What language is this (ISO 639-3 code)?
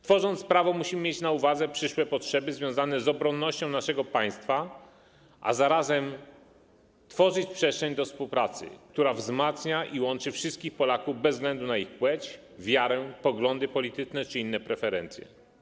pol